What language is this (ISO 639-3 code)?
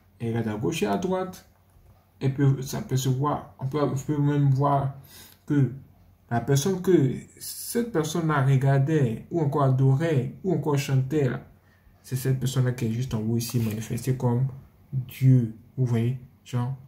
fra